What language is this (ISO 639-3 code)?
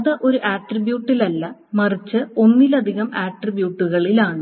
mal